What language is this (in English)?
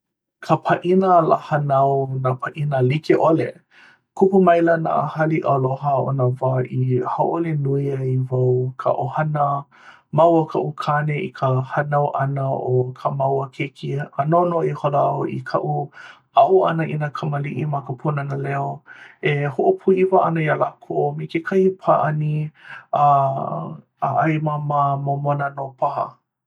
Hawaiian